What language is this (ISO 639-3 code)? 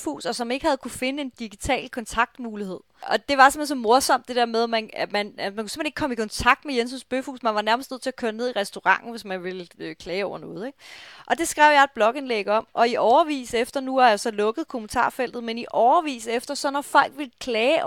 dan